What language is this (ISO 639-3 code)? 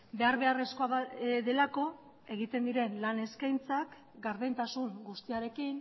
eus